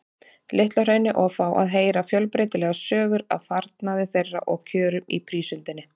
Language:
Icelandic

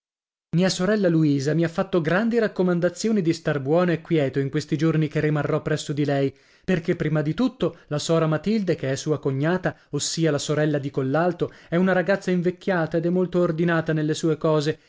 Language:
Italian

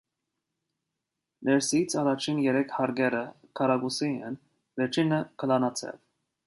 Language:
Armenian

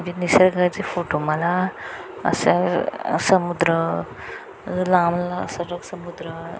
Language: Marathi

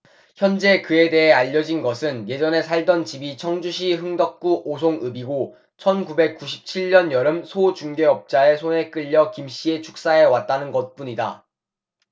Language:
Korean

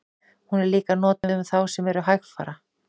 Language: Icelandic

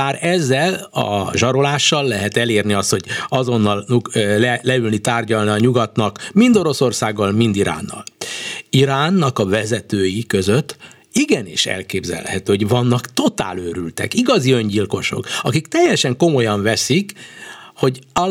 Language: Hungarian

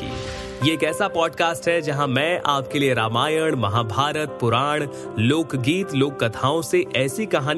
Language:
Hindi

